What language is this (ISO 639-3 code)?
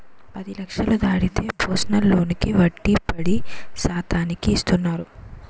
tel